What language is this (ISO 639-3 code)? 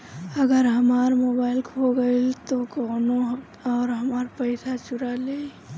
bho